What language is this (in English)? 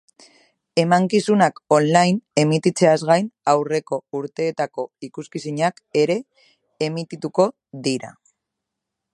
Basque